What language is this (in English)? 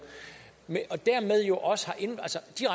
Danish